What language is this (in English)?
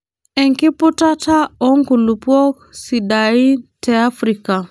Masai